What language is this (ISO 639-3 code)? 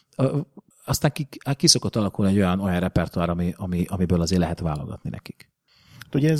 hun